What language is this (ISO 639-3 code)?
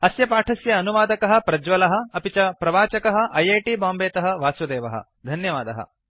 san